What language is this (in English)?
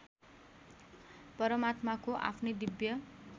Nepali